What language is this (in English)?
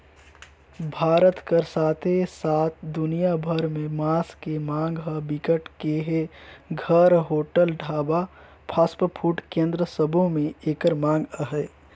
Chhattisgarhi